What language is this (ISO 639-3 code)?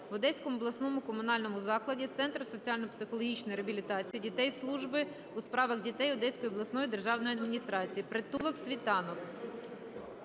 ukr